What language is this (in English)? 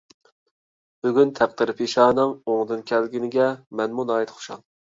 Uyghur